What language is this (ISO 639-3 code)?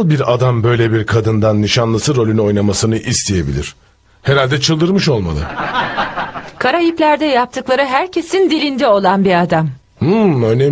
tur